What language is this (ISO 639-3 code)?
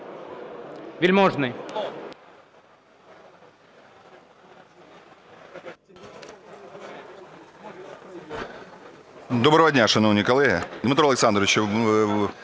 ukr